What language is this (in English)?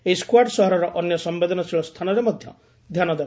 Odia